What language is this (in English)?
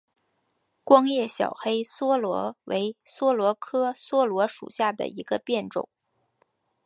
Chinese